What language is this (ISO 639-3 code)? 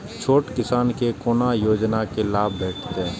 mai